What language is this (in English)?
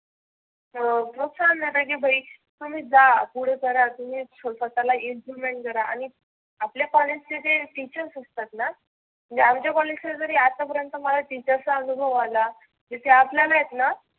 Marathi